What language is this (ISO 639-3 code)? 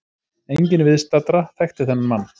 isl